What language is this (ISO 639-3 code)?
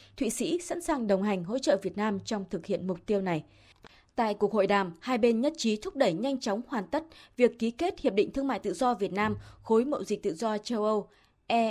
vie